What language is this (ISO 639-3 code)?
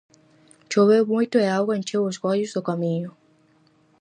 glg